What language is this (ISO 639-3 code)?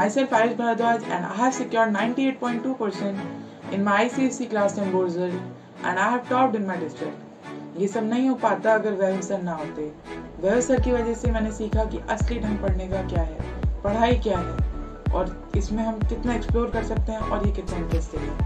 hin